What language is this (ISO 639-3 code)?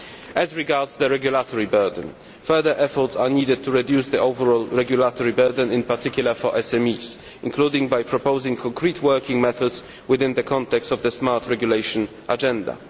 eng